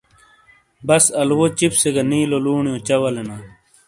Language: Shina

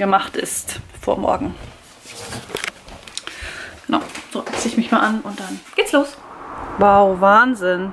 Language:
German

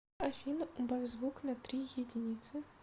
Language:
Russian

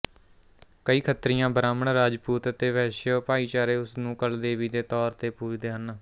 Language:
Punjabi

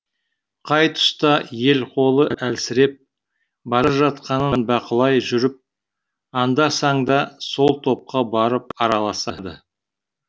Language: Kazakh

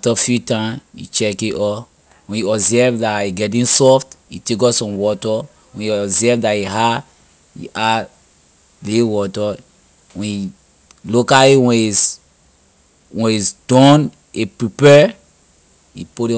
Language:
Liberian English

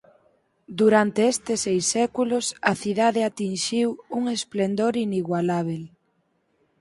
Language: Galician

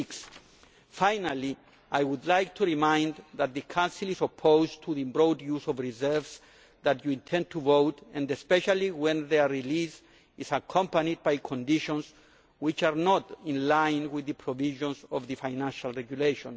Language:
English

